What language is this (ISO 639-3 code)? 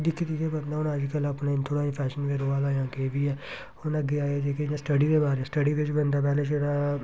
doi